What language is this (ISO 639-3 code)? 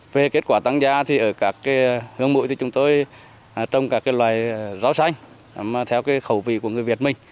vie